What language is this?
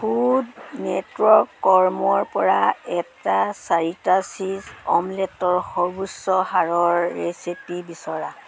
Assamese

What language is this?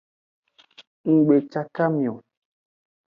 Aja (Benin)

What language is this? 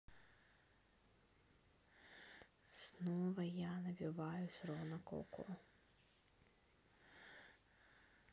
Russian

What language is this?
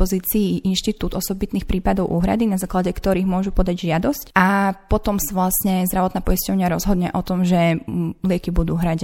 Slovak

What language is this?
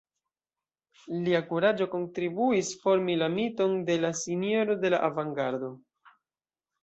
Esperanto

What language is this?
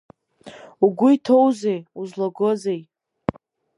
Abkhazian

